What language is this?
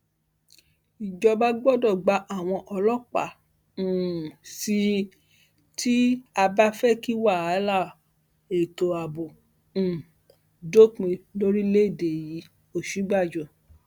Yoruba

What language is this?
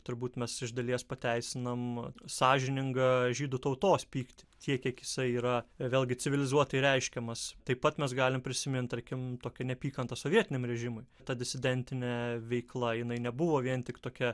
Lithuanian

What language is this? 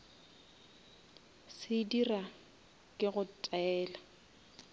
Northern Sotho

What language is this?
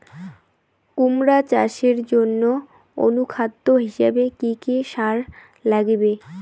Bangla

